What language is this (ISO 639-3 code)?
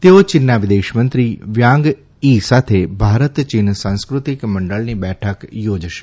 guj